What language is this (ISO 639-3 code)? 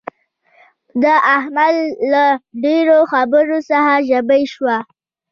pus